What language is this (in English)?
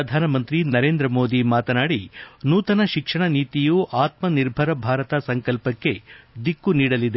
Kannada